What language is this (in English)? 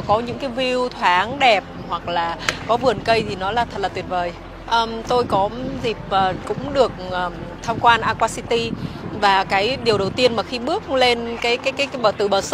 Vietnamese